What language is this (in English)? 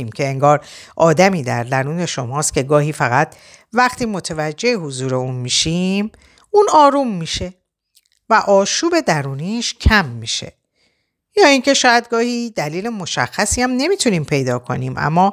Persian